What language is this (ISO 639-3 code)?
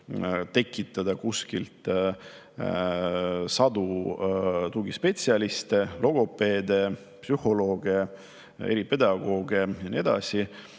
est